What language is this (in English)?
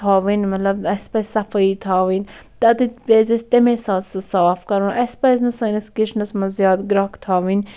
Kashmiri